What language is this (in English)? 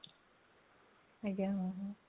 Odia